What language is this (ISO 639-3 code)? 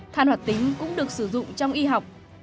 vie